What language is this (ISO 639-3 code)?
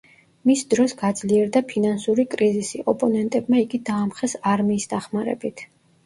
kat